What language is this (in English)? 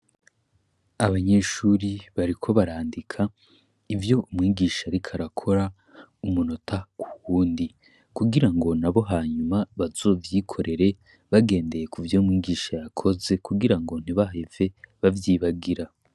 Rundi